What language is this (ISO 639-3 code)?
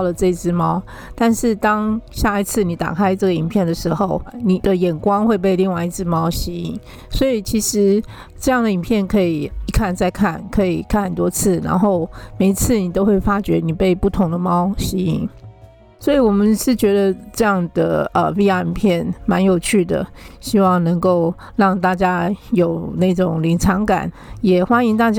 zho